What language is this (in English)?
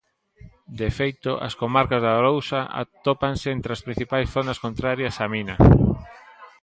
Galician